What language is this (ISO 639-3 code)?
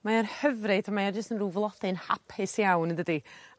cym